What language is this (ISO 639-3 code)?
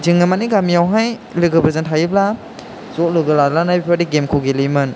brx